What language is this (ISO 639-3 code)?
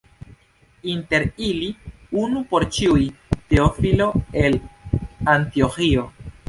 epo